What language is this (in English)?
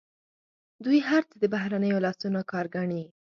Pashto